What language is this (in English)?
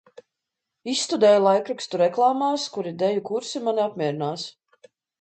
Latvian